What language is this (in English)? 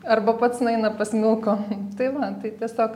Lithuanian